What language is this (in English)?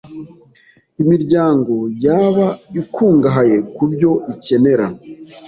Kinyarwanda